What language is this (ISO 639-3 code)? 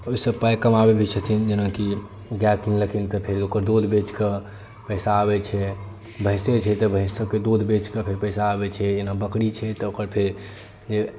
mai